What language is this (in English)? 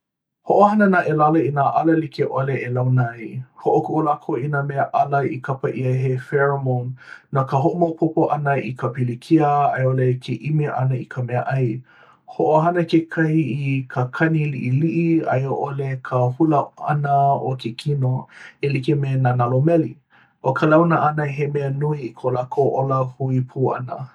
Hawaiian